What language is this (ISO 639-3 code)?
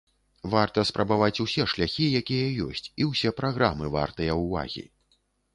bel